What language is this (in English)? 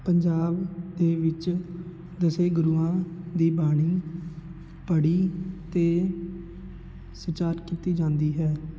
Punjabi